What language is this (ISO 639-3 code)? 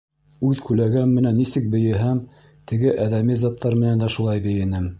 bak